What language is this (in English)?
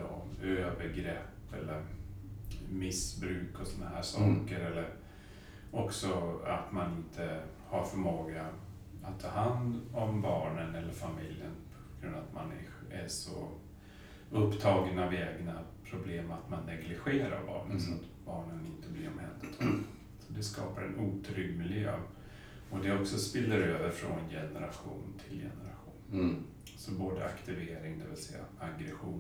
Swedish